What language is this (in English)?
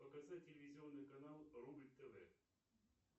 Russian